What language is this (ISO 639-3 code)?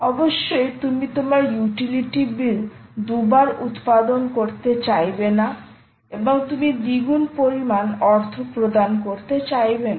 ben